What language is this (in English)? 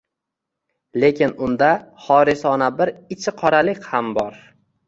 Uzbek